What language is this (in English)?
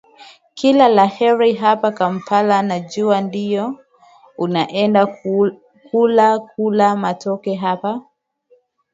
Swahili